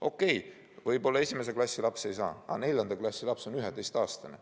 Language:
Estonian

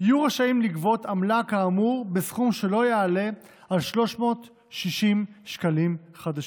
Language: Hebrew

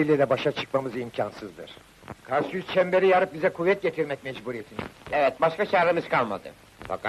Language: Turkish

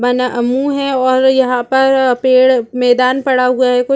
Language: Hindi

